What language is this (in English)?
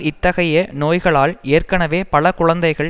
Tamil